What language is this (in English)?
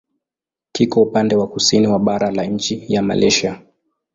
Swahili